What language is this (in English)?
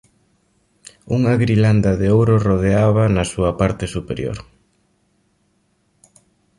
Galician